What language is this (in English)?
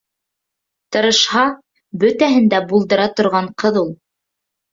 Bashkir